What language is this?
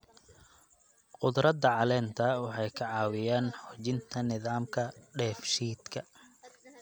Somali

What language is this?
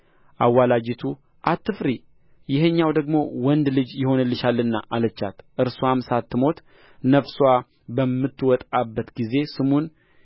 Amharic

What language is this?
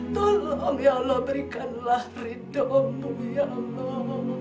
Indonesian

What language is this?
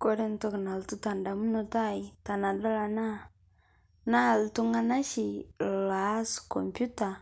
Masai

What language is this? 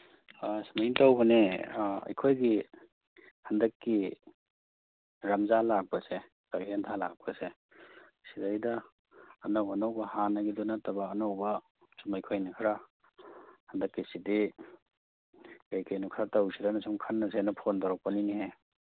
Manipuri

